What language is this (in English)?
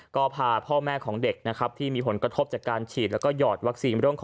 Thai